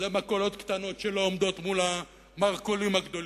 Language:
Hebrew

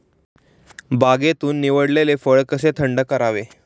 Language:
Marathi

